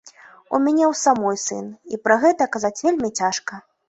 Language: Belarusian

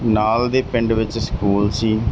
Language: Punjabi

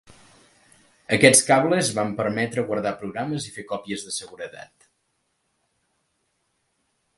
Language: Catalan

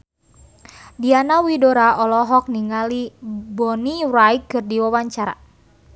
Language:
Sundanese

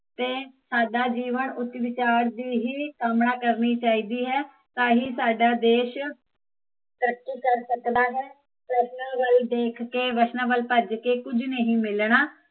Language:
Punjabi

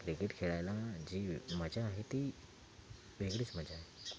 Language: Marathi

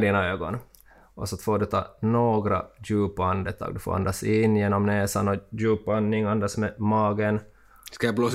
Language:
Swedish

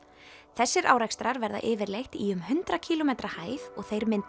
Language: Icelandic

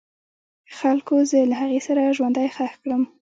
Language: Pashto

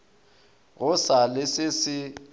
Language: Northern Sotho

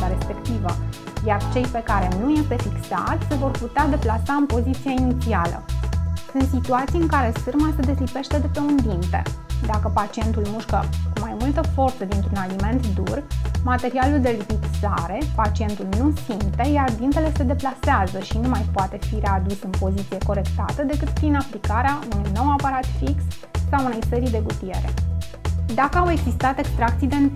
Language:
Romanian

